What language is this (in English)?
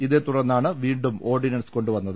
Malayalam